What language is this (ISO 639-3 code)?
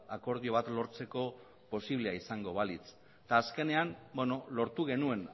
eus